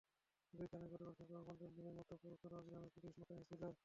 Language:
Bangla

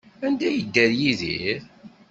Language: Kabyle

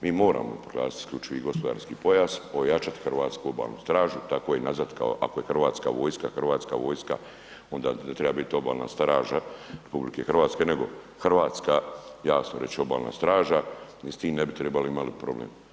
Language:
Croatian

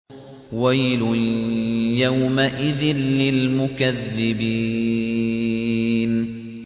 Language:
Arabic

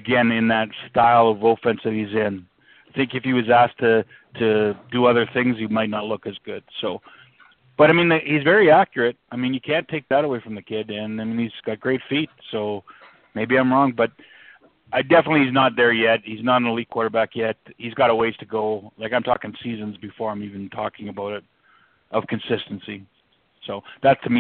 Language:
English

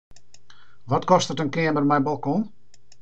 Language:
Western Frisian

